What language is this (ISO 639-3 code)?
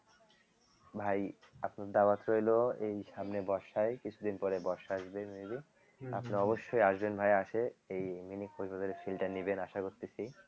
ben